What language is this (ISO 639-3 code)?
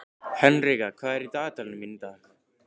isl